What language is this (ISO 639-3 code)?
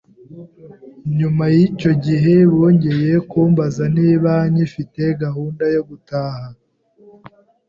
kin